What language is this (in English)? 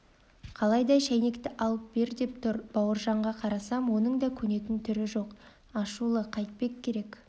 Kazakh